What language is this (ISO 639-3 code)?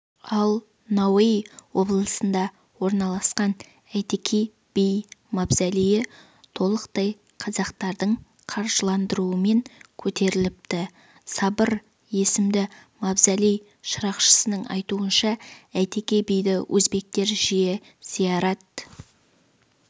kaz